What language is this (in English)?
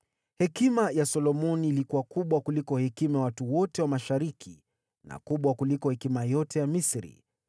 Swahili